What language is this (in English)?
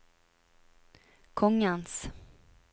Norwegian